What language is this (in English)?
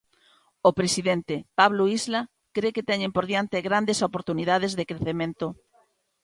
Galician